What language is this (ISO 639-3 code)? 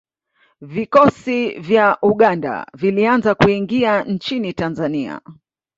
swa